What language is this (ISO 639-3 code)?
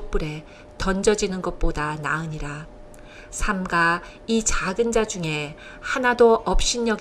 kor